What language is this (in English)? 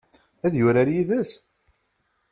Kabyle